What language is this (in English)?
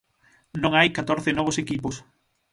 Galician